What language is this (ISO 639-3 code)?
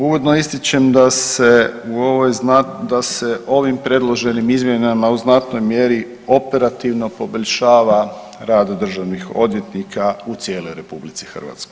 hrv